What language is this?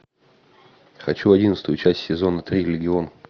Russian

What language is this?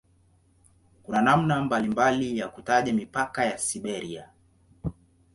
Swahili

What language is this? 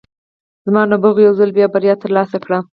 Pashto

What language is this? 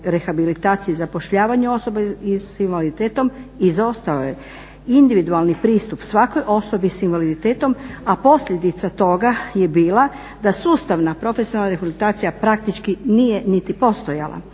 Croatian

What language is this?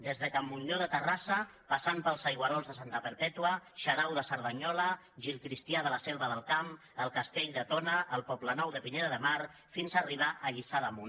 Catalan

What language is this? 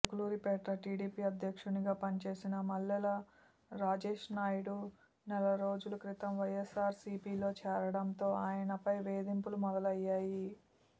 Telugu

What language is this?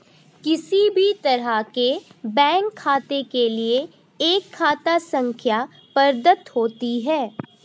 Hindi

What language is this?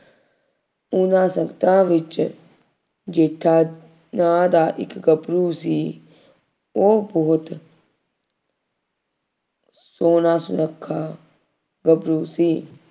Punjabi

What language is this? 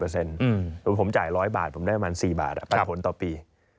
Thai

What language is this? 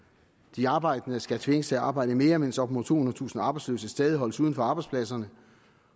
Danish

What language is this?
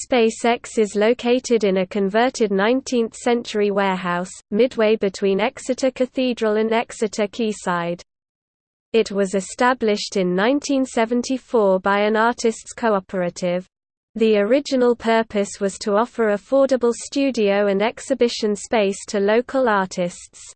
English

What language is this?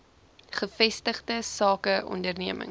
Afrikaans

